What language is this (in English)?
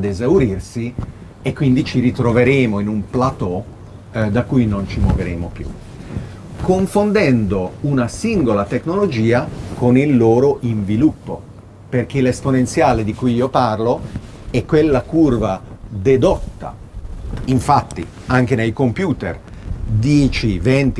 Italian